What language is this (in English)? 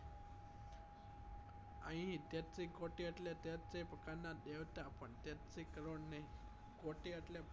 Gujarati